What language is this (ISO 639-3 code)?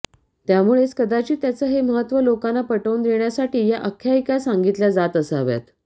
mar